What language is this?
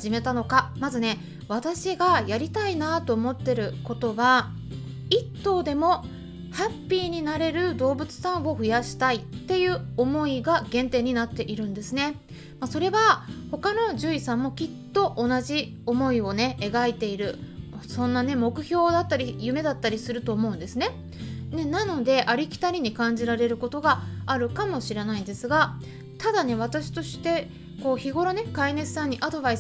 Japanese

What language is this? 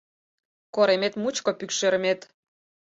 Mari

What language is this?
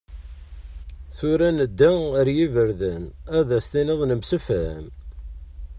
Kabyle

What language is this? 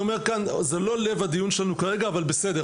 Hebrew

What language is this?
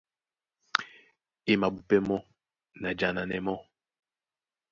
Duala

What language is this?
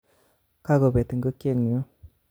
Kalenjin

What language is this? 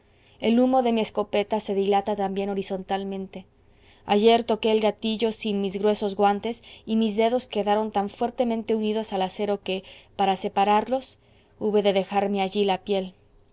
Spanish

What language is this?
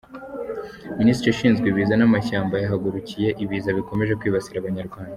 Kinyarwanda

